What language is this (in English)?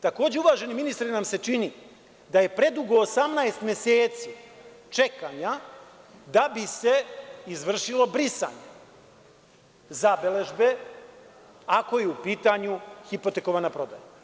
Serbian